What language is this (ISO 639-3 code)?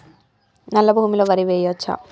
tel